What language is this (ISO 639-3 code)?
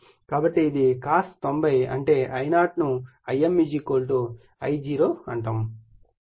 tel